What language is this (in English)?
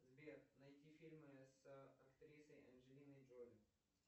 Russian